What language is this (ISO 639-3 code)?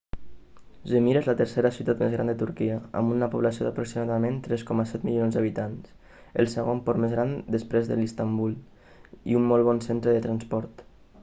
cat